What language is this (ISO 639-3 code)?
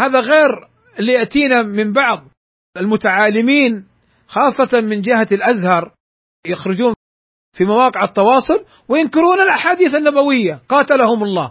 ara